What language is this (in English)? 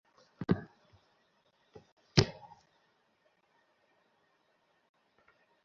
Bangla